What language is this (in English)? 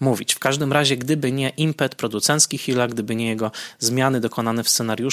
Polish